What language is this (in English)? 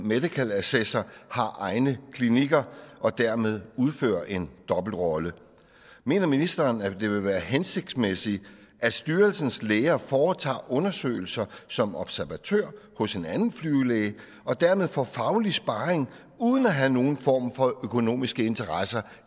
Danish